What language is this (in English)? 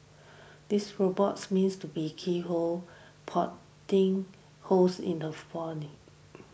English